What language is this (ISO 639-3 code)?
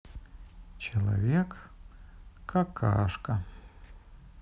rus